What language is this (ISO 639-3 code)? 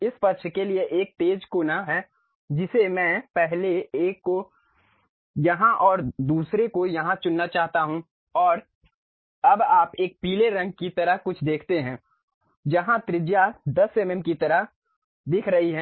hin